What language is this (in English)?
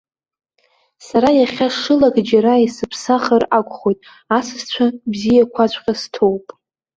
Abkhazian